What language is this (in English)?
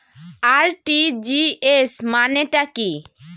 Bangla